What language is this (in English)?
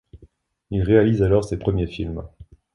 French